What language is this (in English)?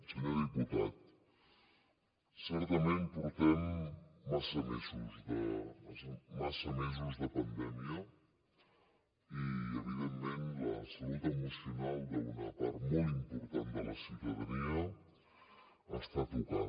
Catalan